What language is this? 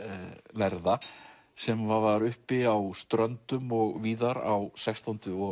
Icelandic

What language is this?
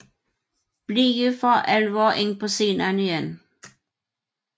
Danish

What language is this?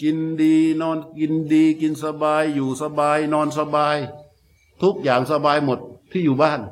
Thai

